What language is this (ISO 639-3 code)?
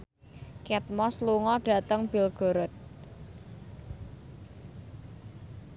jav